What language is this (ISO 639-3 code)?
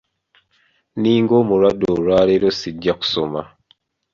lug